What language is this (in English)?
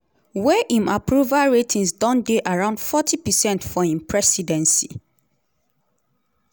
Nigerian Pidgin